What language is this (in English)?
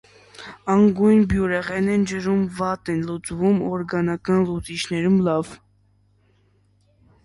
Armenian